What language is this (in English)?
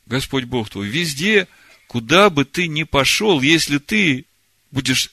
Russian